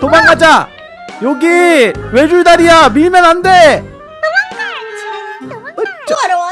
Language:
Korean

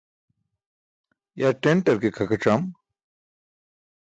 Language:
Burushaski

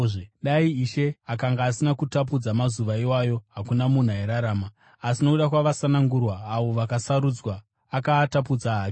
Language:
Shona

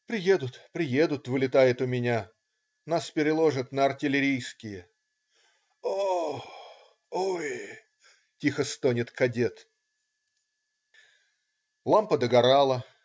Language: Russian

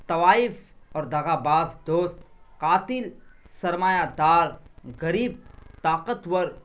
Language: Urdu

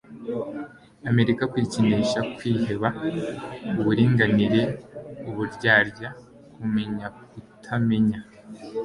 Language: Kinyarwanda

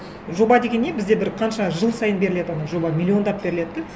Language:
Kazakh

